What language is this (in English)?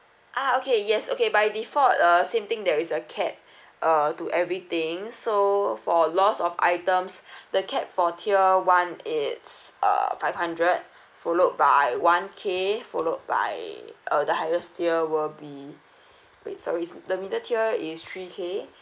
English